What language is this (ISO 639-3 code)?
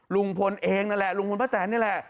tha